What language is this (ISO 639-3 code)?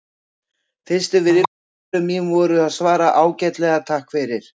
isl